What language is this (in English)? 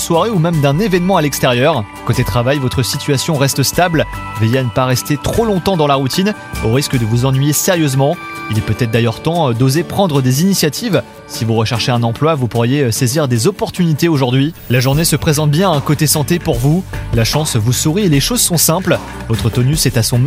French